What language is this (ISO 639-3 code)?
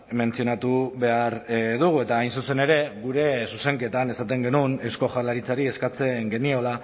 eus